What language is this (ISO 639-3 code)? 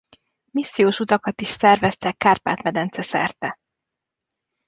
hun